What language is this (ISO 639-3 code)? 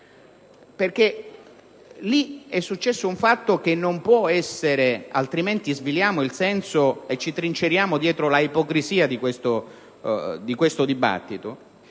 ita